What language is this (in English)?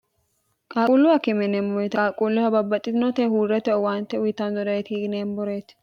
Sidamo